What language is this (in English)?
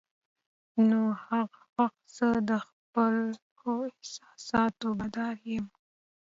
Pashto